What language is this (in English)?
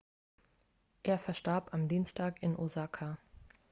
German